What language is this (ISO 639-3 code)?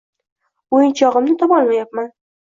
uzb